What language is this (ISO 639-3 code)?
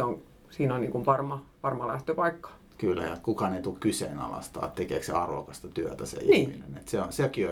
fin